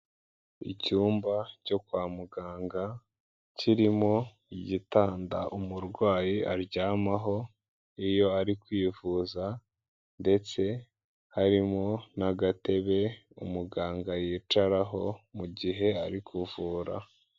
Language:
Kinyarwanda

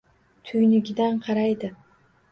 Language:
Uzbek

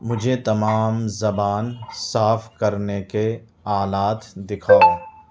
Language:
Urdu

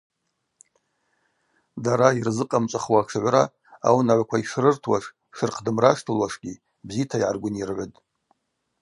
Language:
Abaza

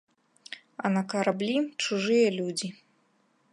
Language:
Belarusian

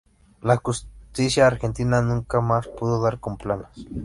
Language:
Spanish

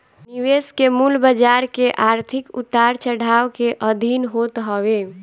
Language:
Bhojpuri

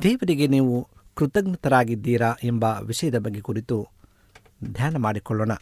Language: Kannada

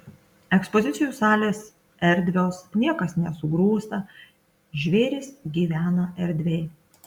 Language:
Lithuanian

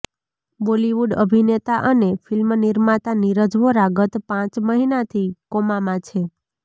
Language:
Gujarati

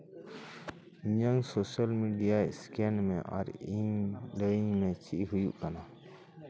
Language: Santali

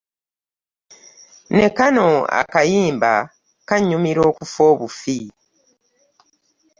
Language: Ganda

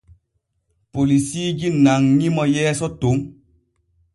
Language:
Borgu Fulfulde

